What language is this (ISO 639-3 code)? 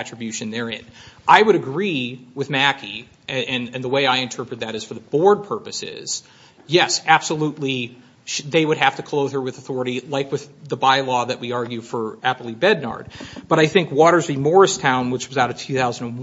eng